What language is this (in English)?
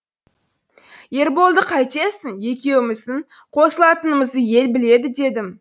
Kazakh